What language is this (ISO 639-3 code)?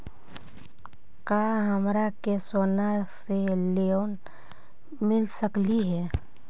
mag